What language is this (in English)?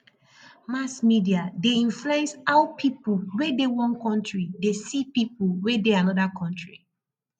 Nigerian Pidgin